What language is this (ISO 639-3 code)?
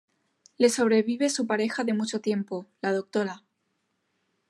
spa